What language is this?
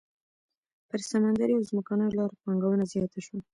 Pashto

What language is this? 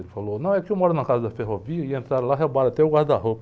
Portuguese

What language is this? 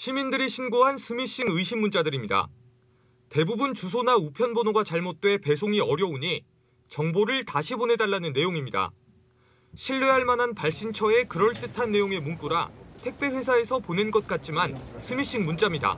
Korean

